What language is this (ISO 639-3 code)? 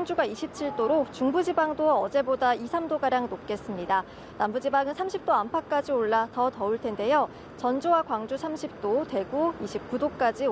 kor